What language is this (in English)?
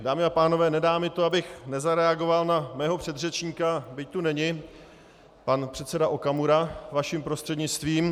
Czech